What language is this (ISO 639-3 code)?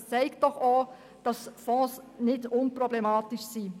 gsw